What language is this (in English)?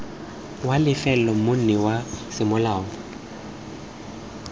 Tswana